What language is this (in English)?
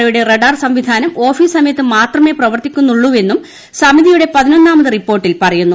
Malayalam